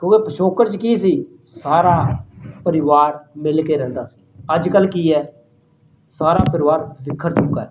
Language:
Punjabi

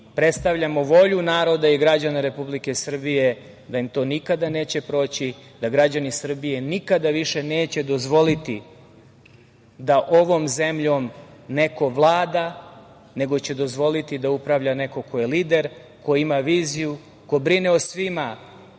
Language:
Serbian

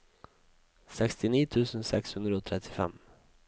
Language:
Norwegian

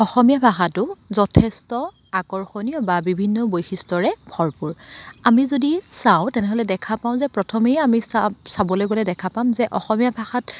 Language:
Assamese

